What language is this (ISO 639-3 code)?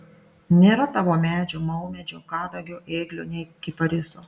lit